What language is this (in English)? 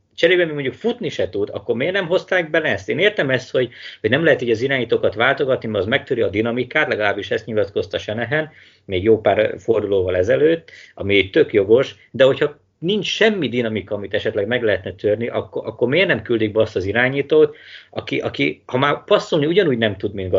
Hungarian